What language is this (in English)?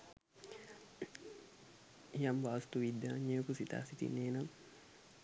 Sinhala